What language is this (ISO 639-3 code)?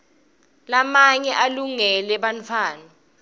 ssw